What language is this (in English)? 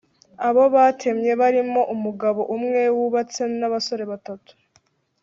Kinyarwanda